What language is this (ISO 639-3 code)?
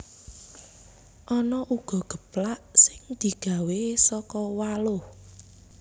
jav